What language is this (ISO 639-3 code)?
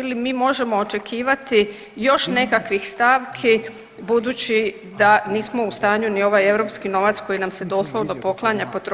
hrv